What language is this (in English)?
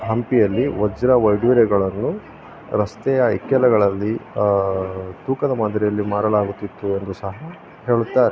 Kannada